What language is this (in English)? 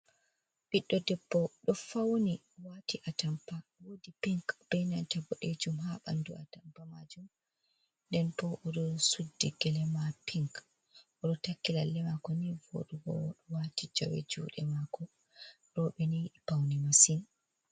Fula